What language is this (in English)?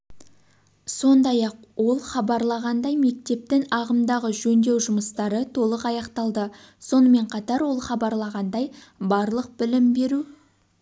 Kazakh